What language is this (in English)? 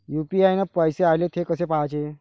Marathi